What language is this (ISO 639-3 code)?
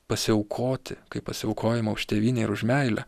lit